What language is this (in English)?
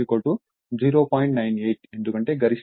Telugu